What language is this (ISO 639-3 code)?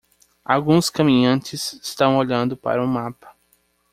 por